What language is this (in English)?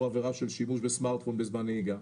Hebrew